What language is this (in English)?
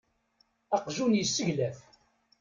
Kabyle